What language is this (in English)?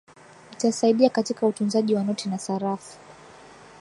Swahili